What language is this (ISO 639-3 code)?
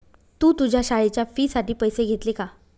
mar